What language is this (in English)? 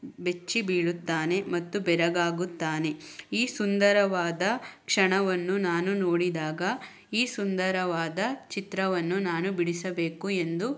Kannada